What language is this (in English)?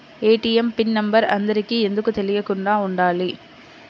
Telugu